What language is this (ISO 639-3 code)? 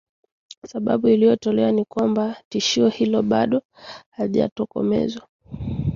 swa